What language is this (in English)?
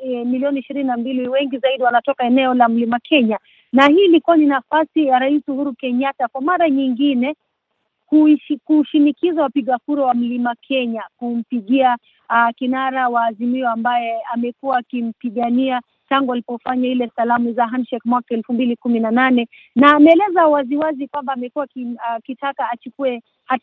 Swahili